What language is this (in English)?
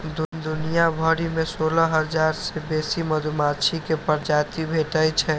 Maithili